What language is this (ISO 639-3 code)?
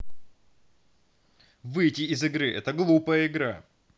rus